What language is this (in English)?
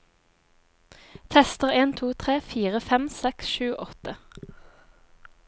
Norwegian